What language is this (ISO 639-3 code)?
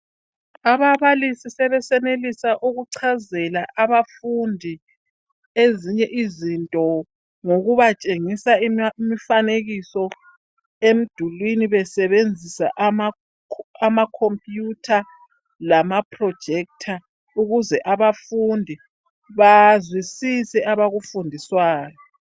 nde